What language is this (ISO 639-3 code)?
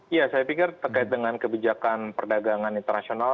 ind